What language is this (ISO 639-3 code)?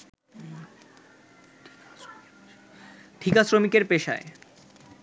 ben